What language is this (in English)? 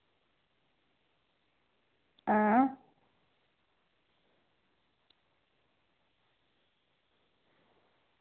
Dogri